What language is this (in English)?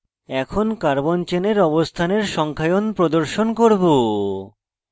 Bangla